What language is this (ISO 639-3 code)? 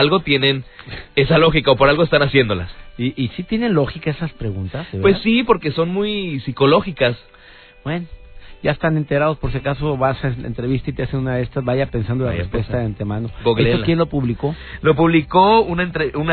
spa